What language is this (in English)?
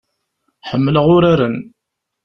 Kabyle